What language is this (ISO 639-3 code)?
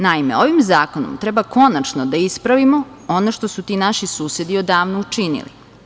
srp